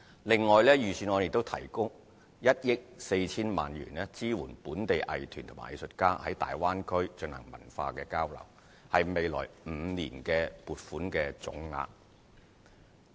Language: Cantonese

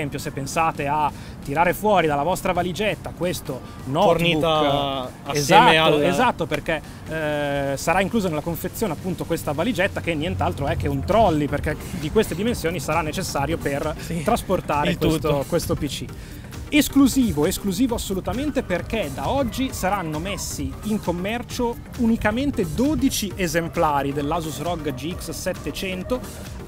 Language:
Italian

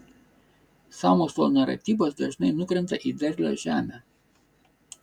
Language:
Lithuanian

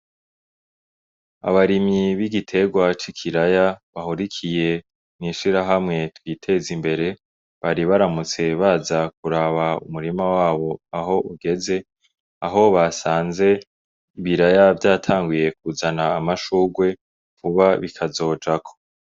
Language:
Rundi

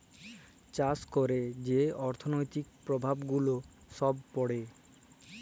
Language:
Bangla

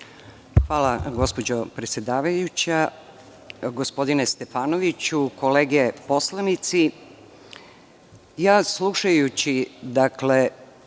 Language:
Serbian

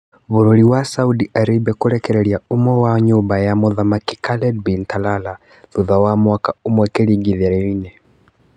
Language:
Kikuyu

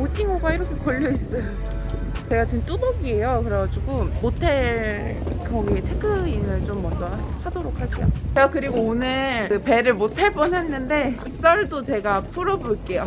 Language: Korean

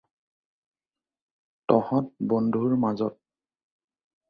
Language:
Assamese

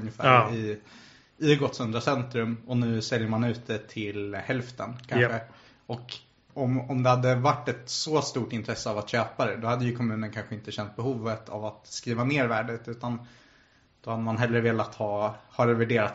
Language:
Swedish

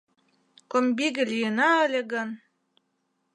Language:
Mari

